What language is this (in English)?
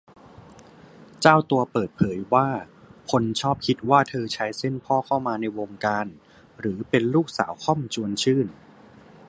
Thai